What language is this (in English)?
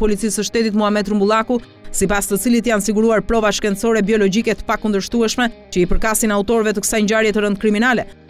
Romanian